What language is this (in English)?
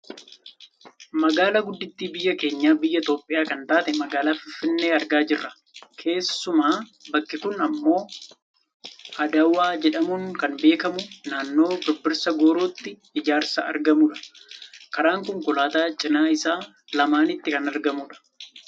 Oromo